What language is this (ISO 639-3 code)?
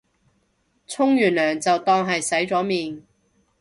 yue